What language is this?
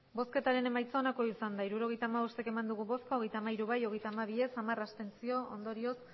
Basque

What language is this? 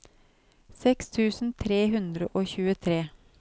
Norwegian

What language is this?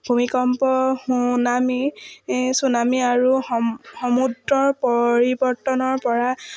Assamese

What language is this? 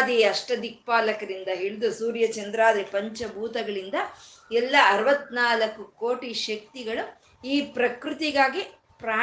Kannada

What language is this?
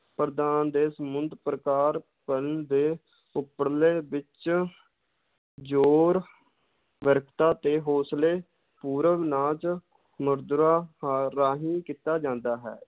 Punjabi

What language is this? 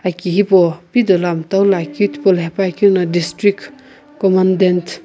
Sumi Naga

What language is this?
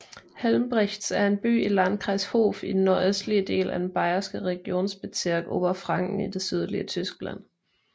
Danish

